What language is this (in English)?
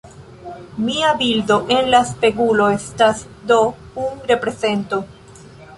Esperanto